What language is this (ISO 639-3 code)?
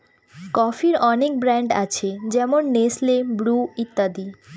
ben